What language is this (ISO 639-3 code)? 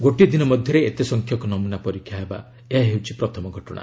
ori